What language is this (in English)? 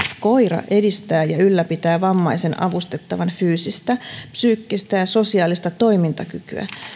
Finnish